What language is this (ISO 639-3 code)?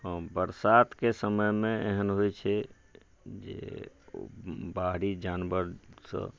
mai